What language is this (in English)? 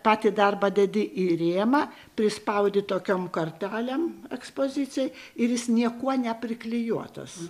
Lithuanian